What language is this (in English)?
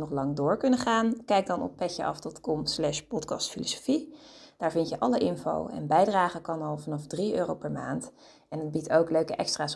Dutch